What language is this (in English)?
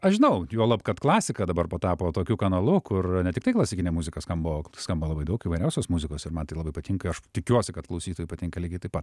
Lithuanian